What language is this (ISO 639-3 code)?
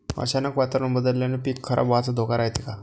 mar